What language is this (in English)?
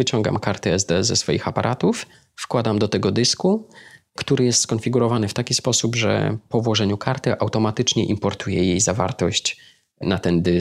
Polish